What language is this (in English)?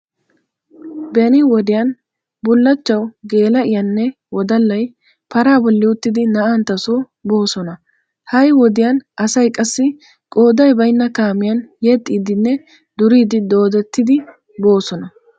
Wolaytta